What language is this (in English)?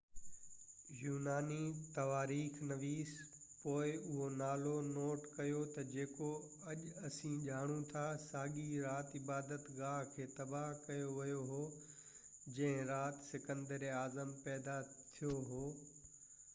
Sindhi